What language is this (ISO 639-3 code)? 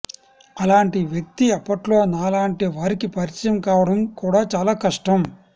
tel